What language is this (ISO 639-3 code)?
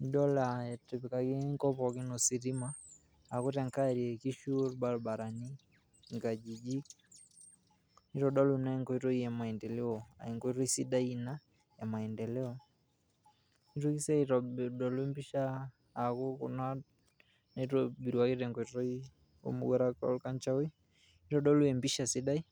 mas